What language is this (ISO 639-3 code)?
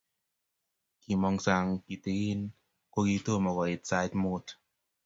kln